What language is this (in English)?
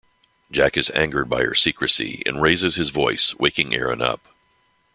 English